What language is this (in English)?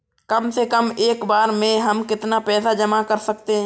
Hindi